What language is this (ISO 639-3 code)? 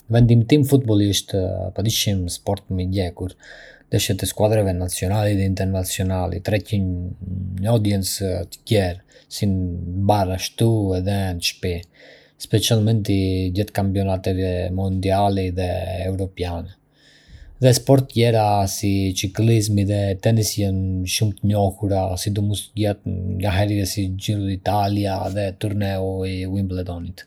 aae